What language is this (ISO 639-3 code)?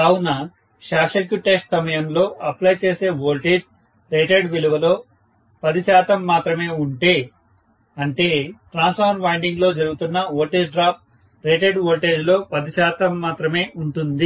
tel